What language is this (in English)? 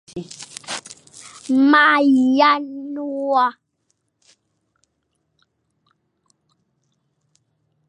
Fang